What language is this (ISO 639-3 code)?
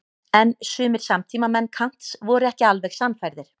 isl